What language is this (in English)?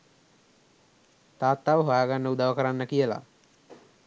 Sinhala